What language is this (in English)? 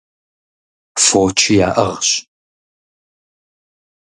Kabardian